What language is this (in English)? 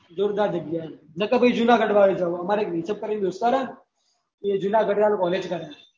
Gujarati